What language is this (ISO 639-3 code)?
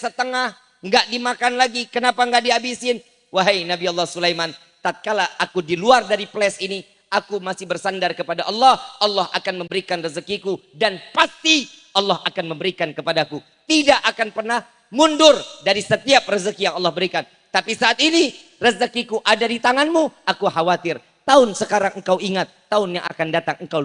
ind